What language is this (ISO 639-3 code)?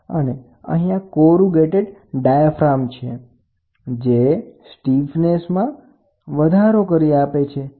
guj